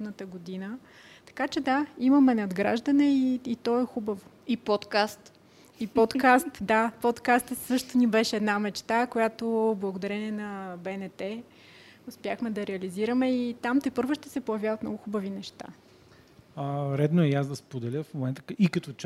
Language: Bulgarian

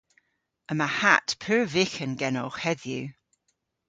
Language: Cornish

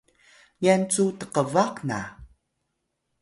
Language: Atayal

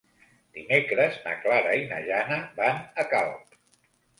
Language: Catalan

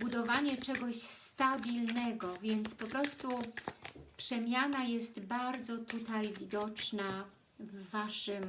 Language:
Polish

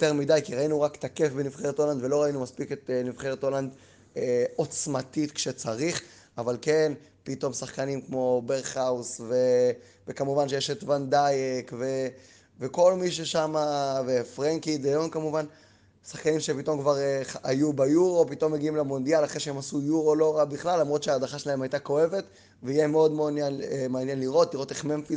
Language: Hebrew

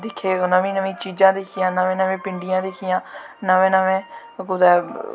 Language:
Dogri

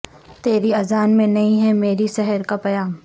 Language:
Urdu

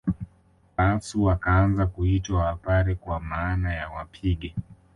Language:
Swahili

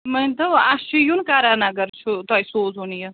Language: Kashmiri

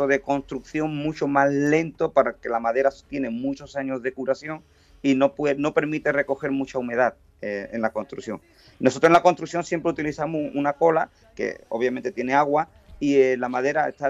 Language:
Spanish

